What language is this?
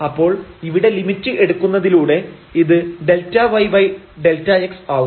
Malayalam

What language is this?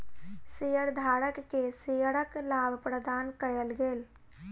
Maithili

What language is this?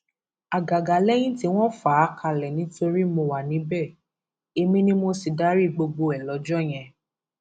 Yoruba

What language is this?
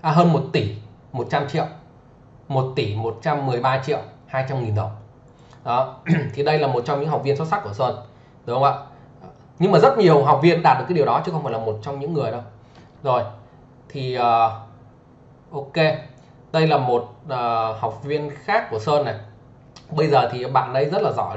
Vietnamese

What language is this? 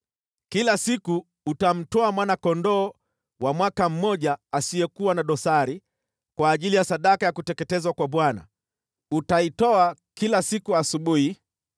Swahili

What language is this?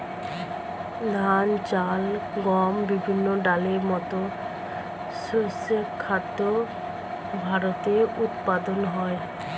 Bangla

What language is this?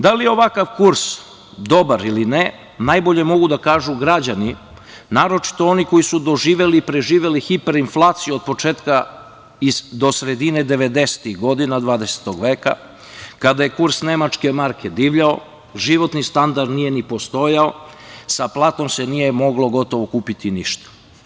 Serbian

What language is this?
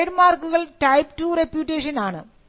Malayalam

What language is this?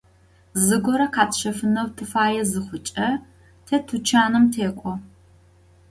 Adyghe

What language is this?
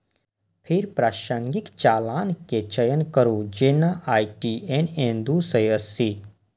Maithili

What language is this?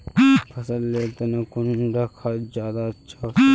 Magahi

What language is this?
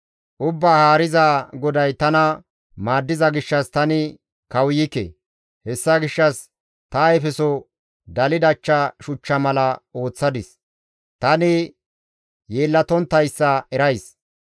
Gamo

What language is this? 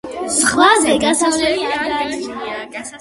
Georgian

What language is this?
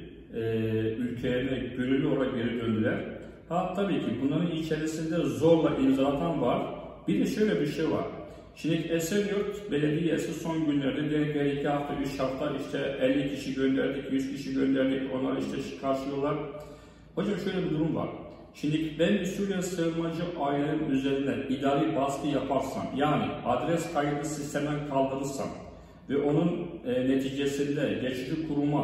Turkish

